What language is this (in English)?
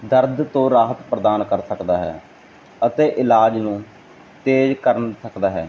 Punjabi